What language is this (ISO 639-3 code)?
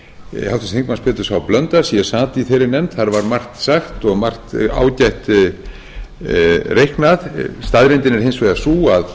isl